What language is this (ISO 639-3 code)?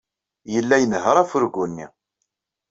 kab